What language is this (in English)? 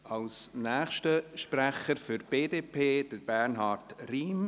Swiss German